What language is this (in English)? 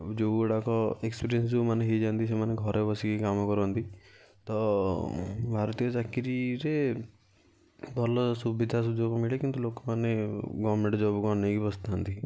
Odia